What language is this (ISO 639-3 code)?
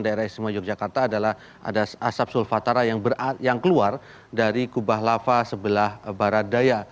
ind